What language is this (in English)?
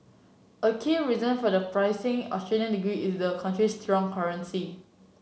English